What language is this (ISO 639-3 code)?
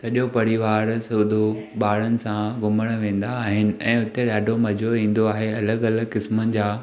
snd